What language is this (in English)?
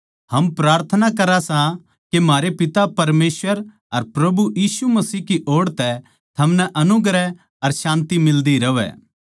Haryanvi